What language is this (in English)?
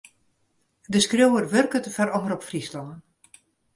Western Frisian